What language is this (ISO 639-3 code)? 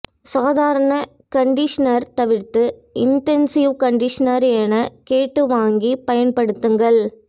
tam